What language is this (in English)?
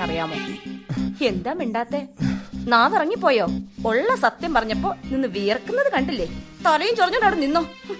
Malayalam